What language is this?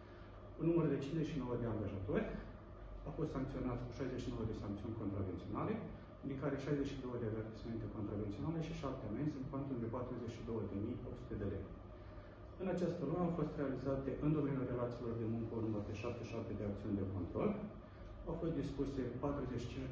Romanian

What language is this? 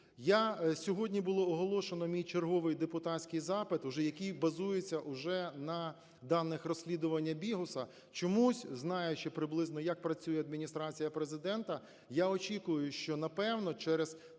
Ukrainian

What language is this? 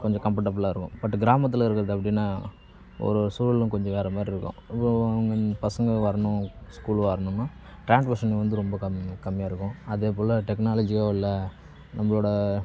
Tamil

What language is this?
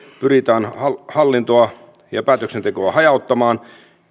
Finnish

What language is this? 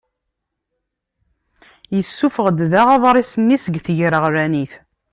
Kabyle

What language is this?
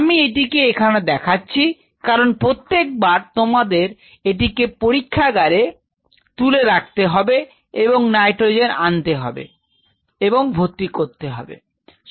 Bangla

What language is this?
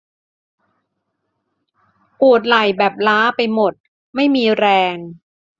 Thai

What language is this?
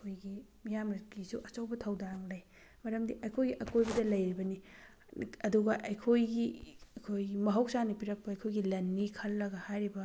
Manipuri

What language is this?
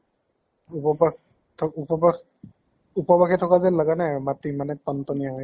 Assamese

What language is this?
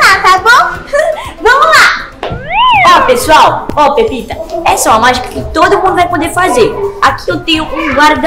Portuguese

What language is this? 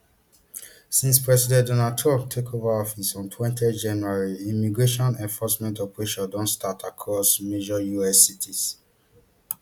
Nigerian Pidgin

